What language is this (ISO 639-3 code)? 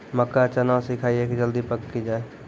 mai